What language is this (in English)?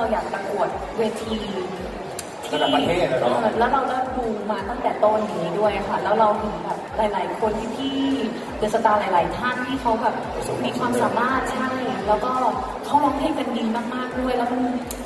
Thai